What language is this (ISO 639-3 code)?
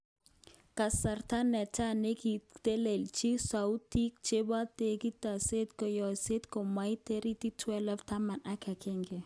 kln